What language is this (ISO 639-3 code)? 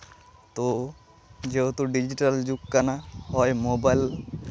sat